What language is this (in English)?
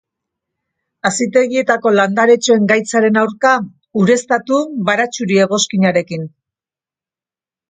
Basque